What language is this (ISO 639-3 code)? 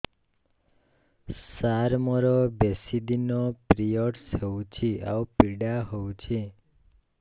ori